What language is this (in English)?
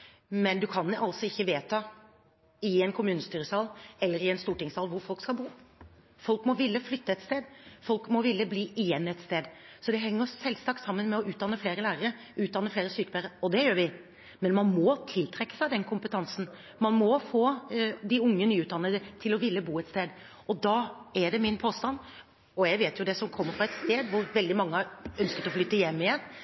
Norwegian Bokmål